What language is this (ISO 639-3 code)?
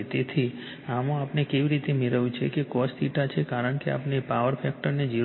guj